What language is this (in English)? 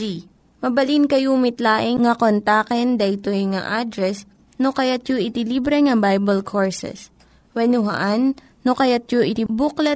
Filipino